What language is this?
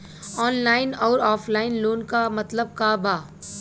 Bhojpuri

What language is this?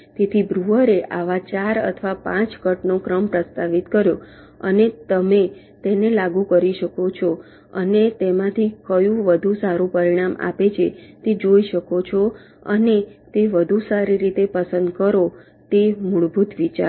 Gujarati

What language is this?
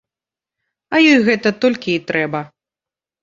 Belarusian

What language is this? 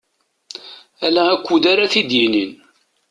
Kabyle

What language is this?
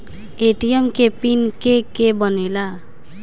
Bhojpuri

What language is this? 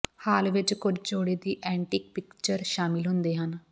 Punjabi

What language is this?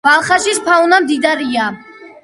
Georgian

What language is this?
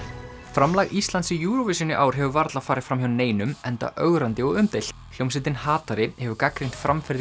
Icelandic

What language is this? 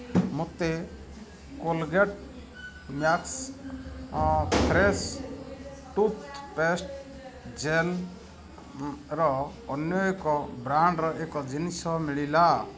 Odia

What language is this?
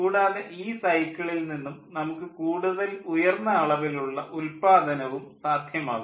Malayalam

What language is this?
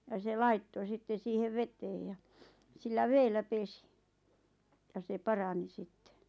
Finnish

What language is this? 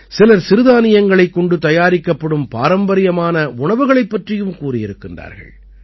Tamil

